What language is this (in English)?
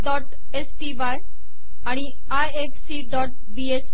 Marathi